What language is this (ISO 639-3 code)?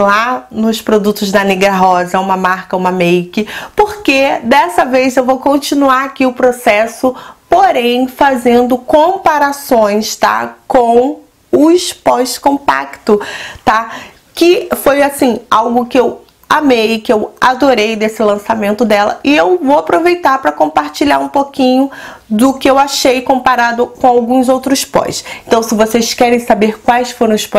por